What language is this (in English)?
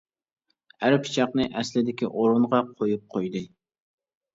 Uyghur